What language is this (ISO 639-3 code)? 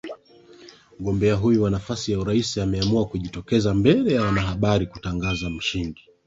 swa